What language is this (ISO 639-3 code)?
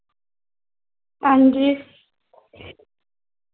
doi